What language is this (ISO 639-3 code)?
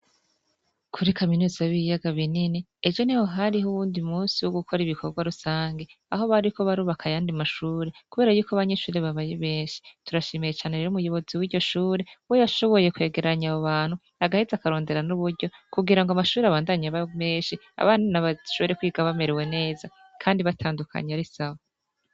run